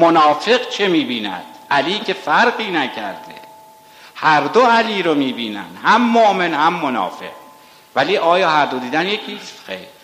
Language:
Persian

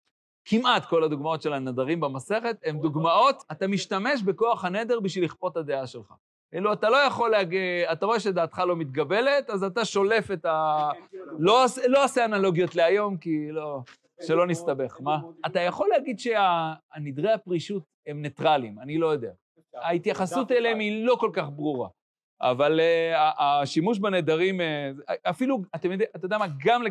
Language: Hebrew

